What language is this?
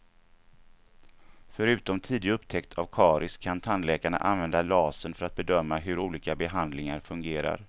Swedish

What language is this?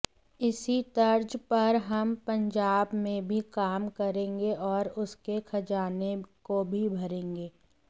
Hindi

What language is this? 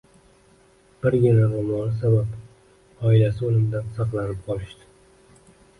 Uzbek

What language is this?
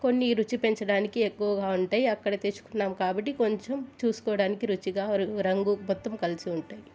Telugu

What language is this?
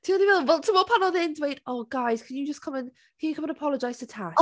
Welsh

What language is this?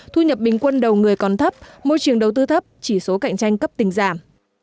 Vietnamese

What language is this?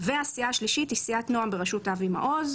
Hebrew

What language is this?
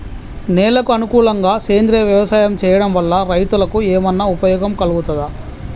Telugu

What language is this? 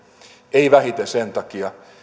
Finnish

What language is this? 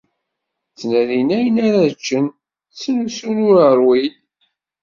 Kabyle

